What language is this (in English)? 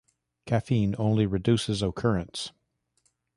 English